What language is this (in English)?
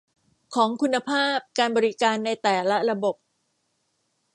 Thai